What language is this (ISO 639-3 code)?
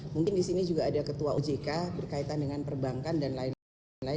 ind